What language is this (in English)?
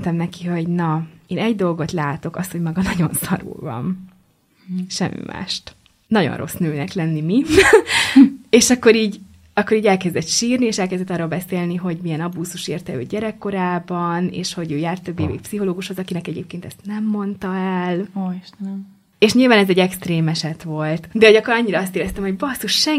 Hungarian